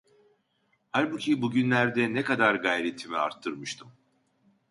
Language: Turkish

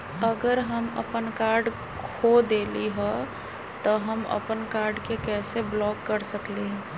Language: Magahi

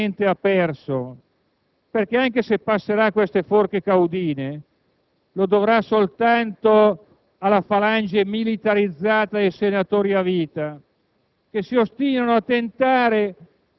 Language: Italian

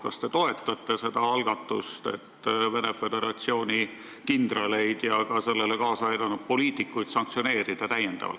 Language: Estonian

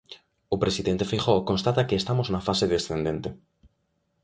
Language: Galician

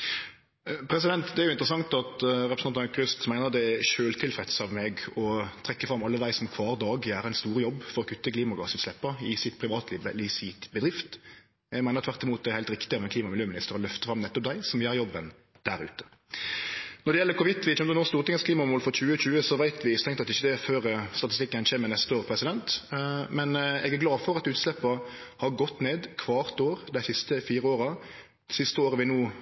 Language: Norwegian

